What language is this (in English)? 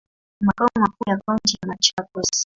Swahili